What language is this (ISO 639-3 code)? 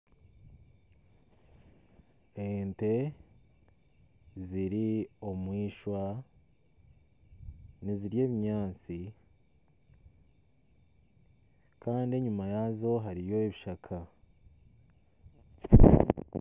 nyn